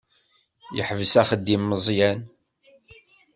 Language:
Kabyle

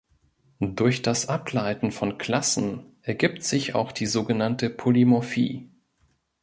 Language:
German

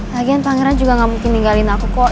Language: Indonesian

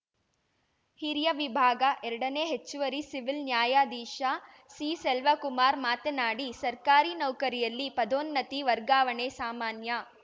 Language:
Kannada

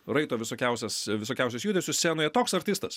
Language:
Lithuanian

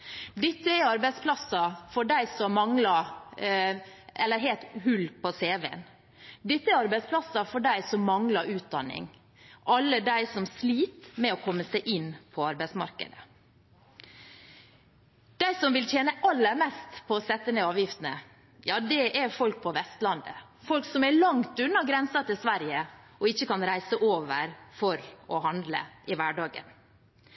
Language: Norwegian Bokmål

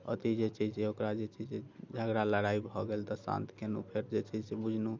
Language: Maithili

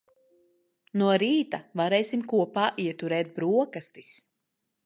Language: Latvian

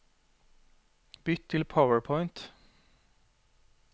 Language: Norwegian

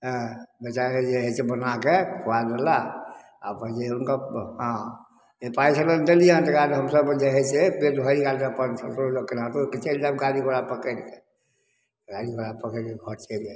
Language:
Maithili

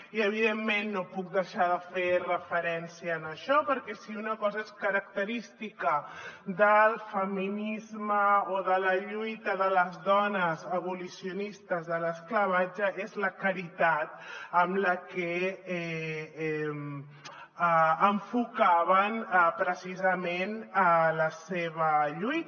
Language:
Catalan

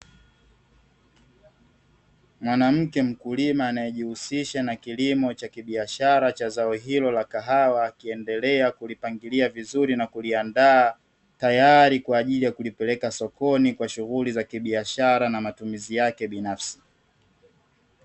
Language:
Swahili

